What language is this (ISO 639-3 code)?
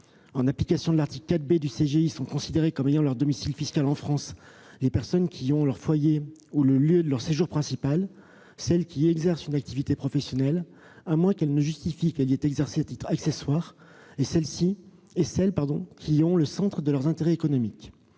fra